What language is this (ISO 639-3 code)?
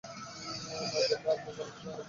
ben